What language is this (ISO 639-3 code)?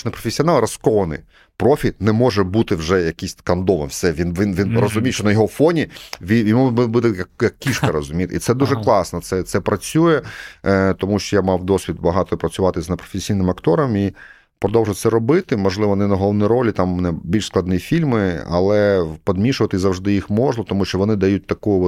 ukr